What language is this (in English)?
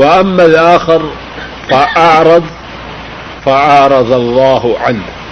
Urdu